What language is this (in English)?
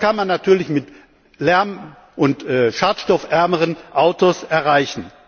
German